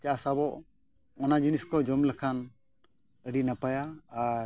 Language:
Santali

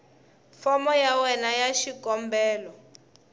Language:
Tsonga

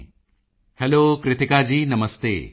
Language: Punjabi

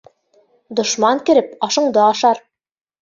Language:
Bashkir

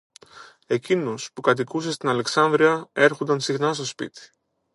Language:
Greek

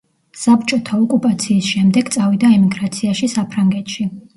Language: Georgian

